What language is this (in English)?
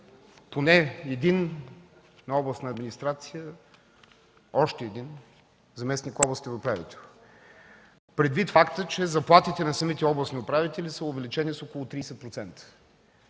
Bulgarian